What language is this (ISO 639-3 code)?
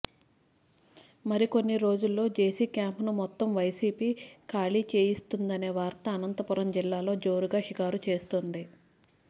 tel